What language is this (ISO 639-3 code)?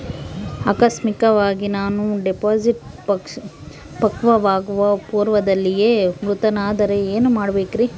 kan